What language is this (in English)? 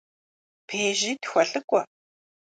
Kabardian